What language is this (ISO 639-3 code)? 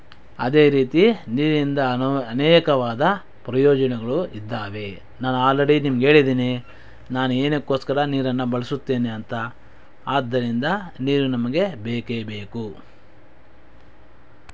kan